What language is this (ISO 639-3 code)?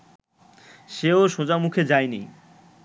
ben